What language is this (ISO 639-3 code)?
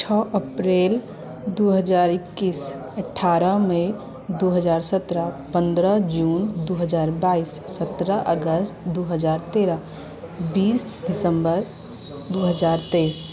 mai